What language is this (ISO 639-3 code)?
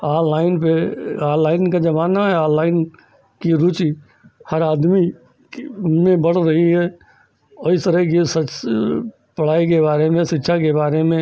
hin